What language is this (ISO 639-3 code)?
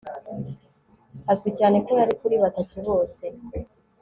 kin